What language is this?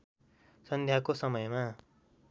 Nepali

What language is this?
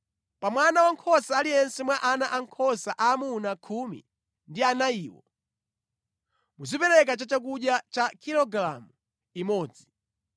Nyanja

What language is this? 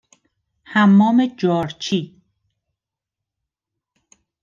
Persian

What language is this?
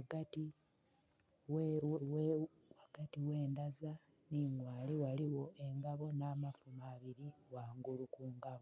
Soga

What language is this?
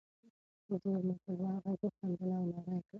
Pashto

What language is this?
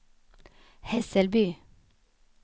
Swedish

